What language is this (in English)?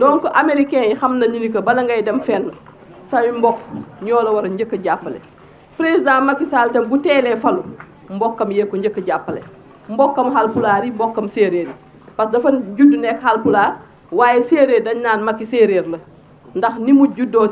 Arabic